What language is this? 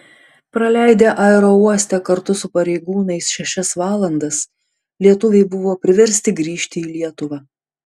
Lithuanian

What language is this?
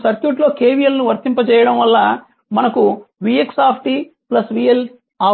Telugu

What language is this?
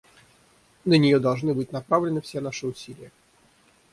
Russian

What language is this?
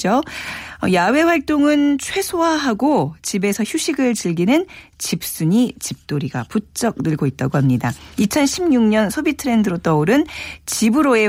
Korean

